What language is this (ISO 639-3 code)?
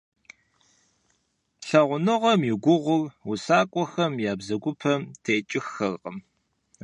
kbd